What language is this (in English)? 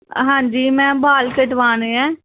Dogri